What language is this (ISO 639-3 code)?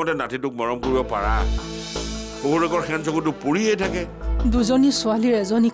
eng